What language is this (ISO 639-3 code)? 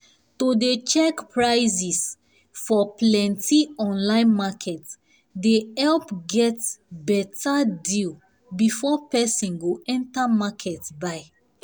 pcm